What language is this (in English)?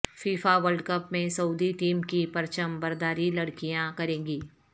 Urdu